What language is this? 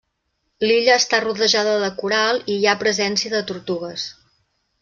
Catalan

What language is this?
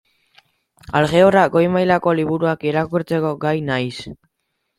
Basque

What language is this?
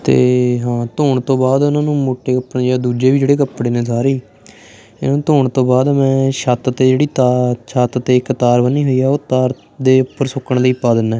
Punjabi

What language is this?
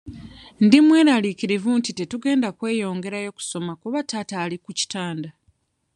Ganda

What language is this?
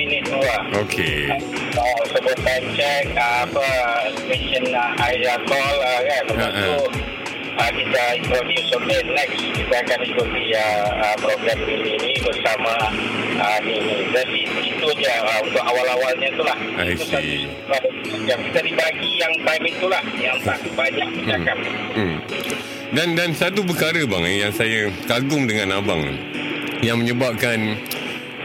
Malay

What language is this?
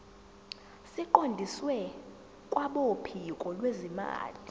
Zulu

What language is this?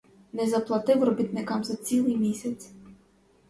Ukrainian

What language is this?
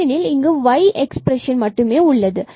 Tamil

